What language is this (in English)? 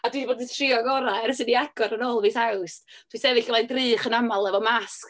Welsh